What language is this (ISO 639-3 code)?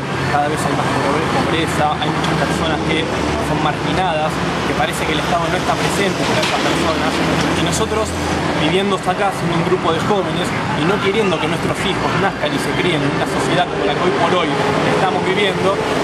spa